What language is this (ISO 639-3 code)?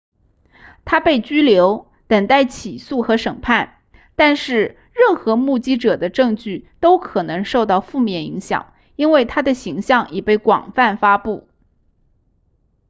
zho